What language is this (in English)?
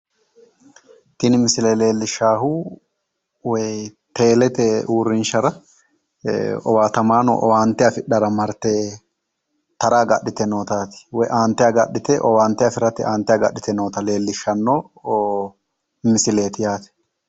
Sidamo